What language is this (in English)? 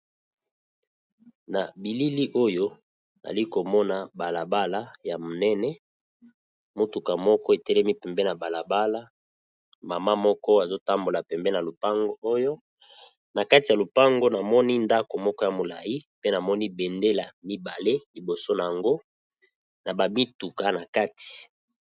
Lingala